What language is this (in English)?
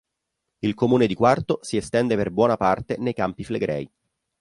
Italian